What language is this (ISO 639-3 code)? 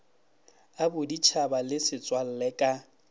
nso